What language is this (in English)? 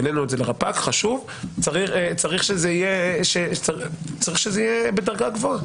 Hebrew